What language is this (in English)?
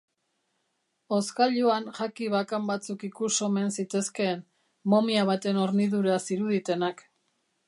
Basque